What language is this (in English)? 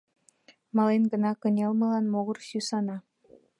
Mari